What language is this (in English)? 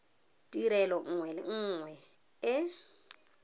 Tswana